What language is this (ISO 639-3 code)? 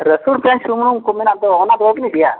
sat